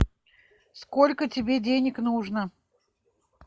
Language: Russian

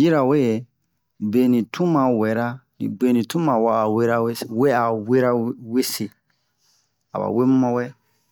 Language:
Bomu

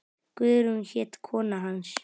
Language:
Icelandic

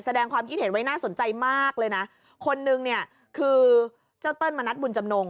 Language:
Thai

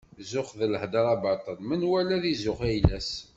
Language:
Kabyle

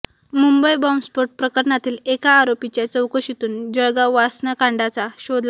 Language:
Marathi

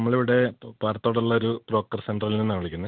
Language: Malayalam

